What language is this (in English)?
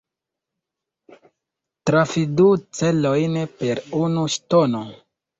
Esperanto